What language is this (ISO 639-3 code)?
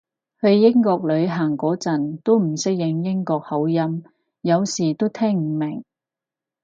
yue